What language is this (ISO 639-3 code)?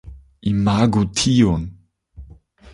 epo